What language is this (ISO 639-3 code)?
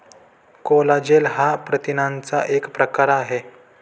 mar